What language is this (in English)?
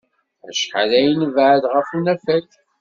Kabyle